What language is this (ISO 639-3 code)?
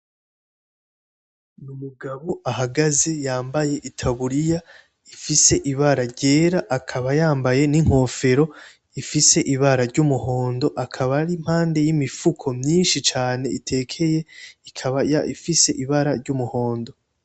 run